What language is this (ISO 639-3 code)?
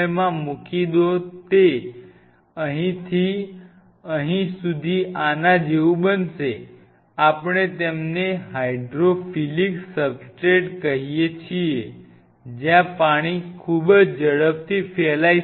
guj